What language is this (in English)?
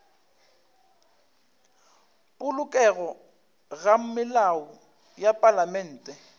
Northern Sotho